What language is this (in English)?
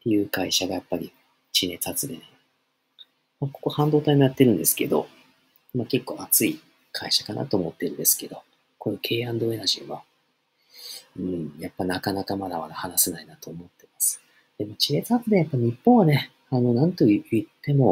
Japanese